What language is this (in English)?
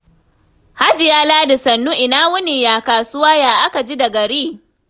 Hausa